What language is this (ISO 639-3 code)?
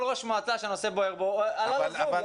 heb